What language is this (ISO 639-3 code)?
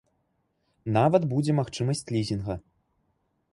bel